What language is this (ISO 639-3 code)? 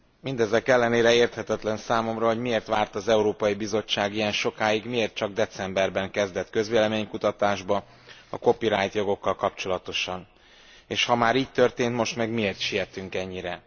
hun